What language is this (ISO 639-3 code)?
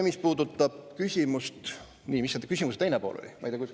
est